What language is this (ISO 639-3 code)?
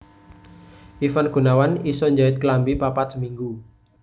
jav